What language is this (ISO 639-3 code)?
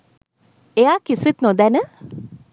sin